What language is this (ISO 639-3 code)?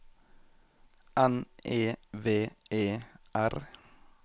nor